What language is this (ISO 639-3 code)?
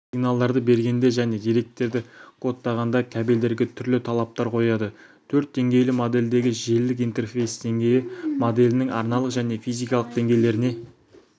kaz